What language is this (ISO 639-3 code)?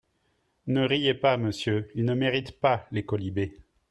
fra